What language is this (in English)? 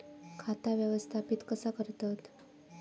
Marathi